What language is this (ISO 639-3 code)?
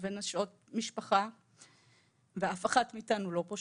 heb